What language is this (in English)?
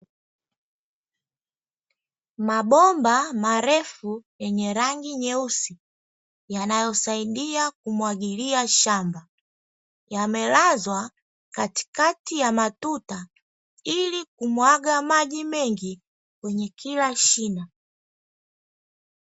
Swahili